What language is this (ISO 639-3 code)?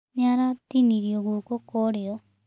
kik